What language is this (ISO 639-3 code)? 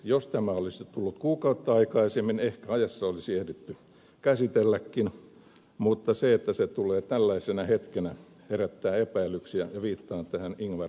fin